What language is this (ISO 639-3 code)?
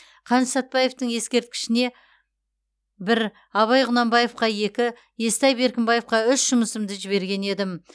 kaz